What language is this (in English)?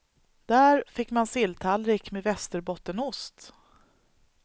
Swedish